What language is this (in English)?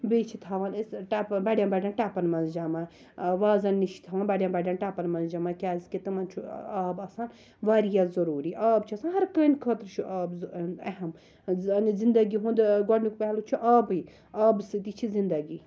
Kashmiri